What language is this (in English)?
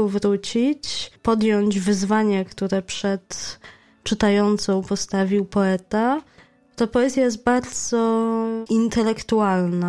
Polish